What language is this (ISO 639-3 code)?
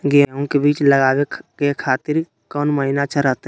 mag